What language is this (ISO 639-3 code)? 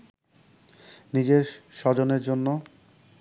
ben